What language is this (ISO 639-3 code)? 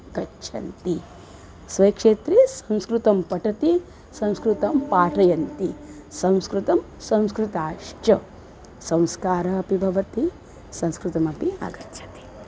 san